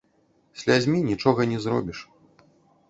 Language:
Belarusian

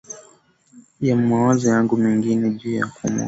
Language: Swahili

